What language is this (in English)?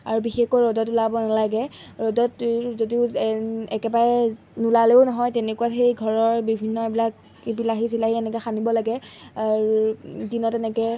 Assamese